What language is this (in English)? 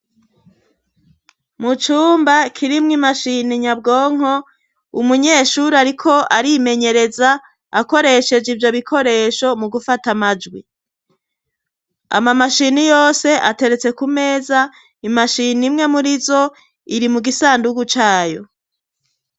Rundi